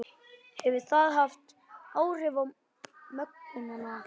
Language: Icelandic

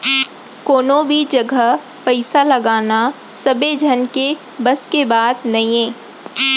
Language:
Chhattisgarhi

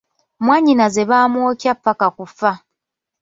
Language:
Ganda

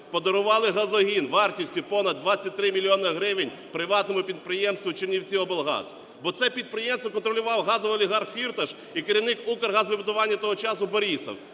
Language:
Ukrainian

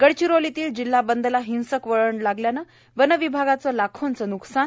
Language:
Marathi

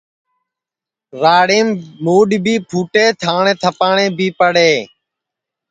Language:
Sansi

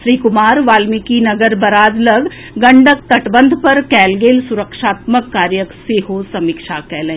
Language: Maithili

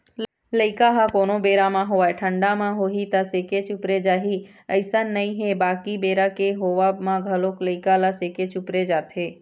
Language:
Chhattisgarhi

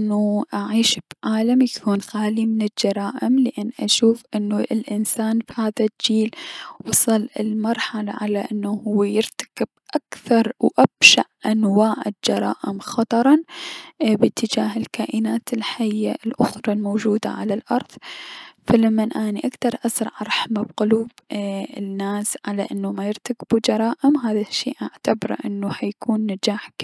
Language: Mesopotamian Arabic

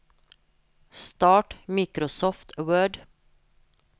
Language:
Norwegian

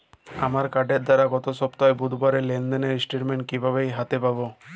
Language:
Bangla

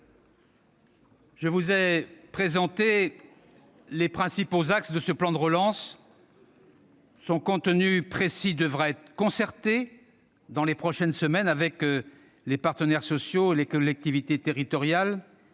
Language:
French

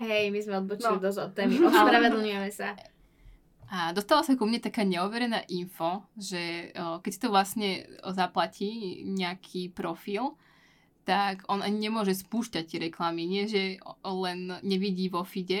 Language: Slovak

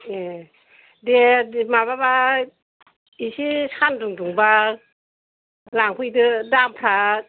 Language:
Bodo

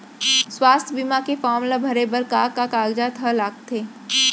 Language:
Chhattisgarhi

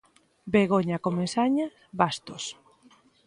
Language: Galician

